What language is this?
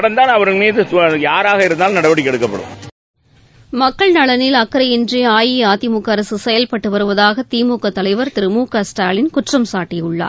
Tamil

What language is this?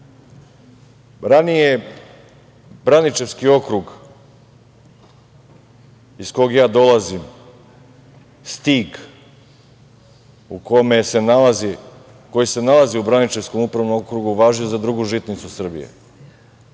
Serbian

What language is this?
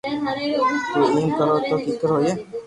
Loarki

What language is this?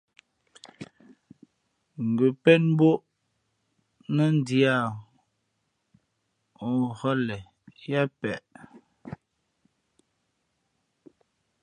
Fe'fe'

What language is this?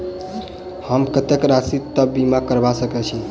Maithili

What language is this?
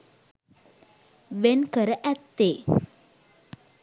Sinhala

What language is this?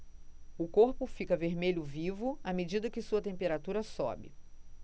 Portuguese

